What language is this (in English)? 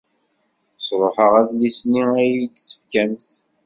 Kabyle